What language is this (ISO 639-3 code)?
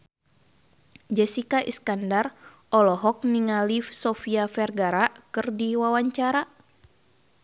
sun